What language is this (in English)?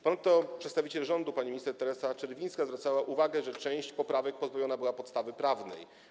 Polish